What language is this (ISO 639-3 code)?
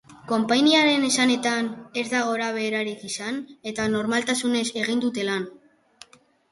eus